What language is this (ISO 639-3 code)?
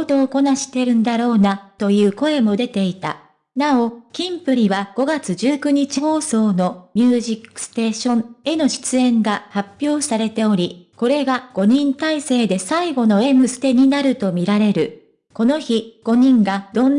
jpn